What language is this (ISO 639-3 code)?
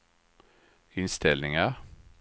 swe